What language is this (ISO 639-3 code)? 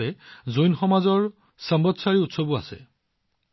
asm